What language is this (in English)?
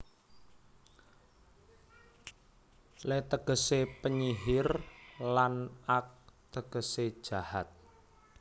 Javanese